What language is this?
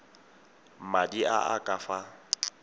Tswana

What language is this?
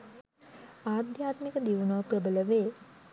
Sinhala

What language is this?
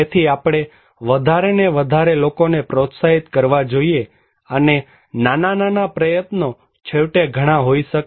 Gujarati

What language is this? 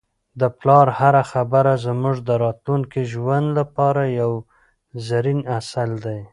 Pashto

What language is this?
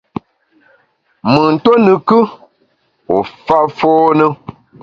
Bamun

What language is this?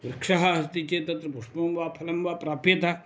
Sanskrit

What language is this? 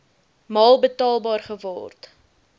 Afrikaans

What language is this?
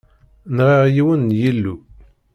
Kabyle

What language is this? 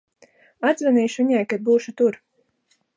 Latvian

